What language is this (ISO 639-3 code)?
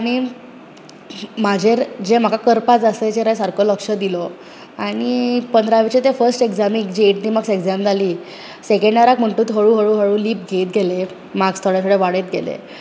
kok